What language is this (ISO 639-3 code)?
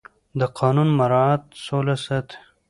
pus